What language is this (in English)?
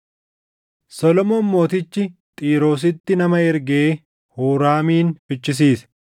Oromo